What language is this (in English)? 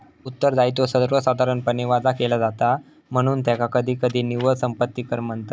Marathi